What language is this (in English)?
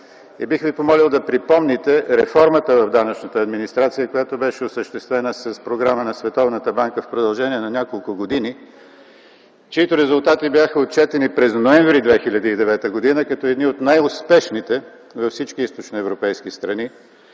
Bulgarian